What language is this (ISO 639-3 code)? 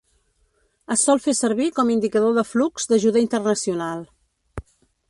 cat